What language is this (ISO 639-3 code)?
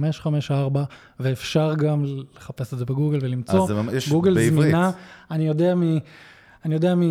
heb